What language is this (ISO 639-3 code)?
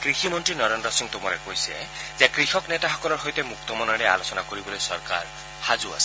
asm